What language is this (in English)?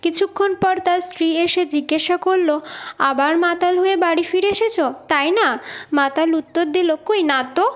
Bangla